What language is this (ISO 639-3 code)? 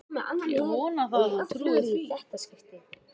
isl